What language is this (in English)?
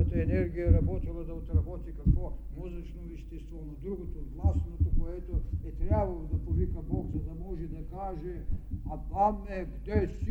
Bulgarian